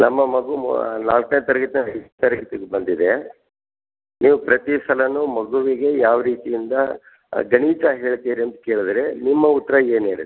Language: Kannada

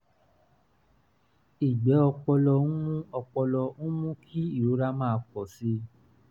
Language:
Yoruba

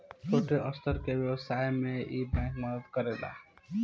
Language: Bhojpuri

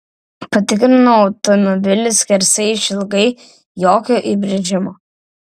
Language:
Lithuanian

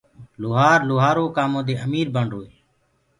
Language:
Gurgula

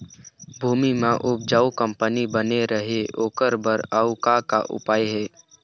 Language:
Chhattisgarhi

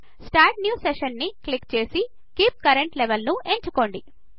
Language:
Telugu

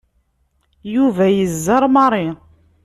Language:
Kabyle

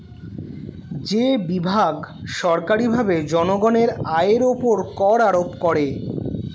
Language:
Bangla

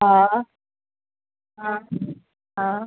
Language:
Sindhi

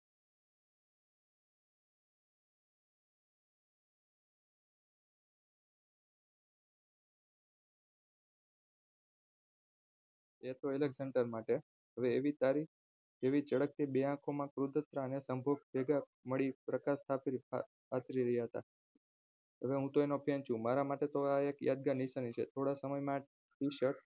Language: Gujarati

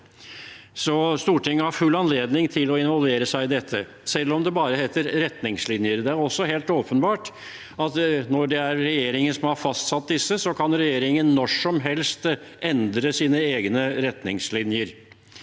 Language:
Norwegian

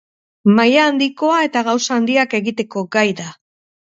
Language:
Basque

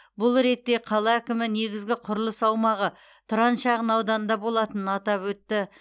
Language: Kazakh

